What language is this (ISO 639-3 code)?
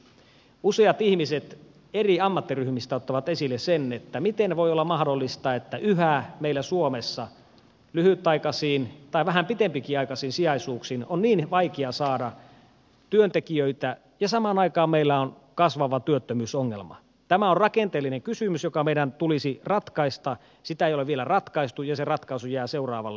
fin